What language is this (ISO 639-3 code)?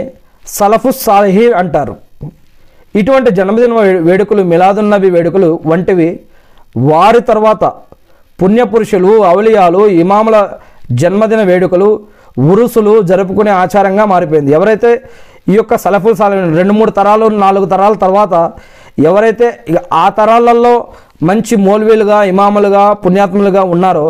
tel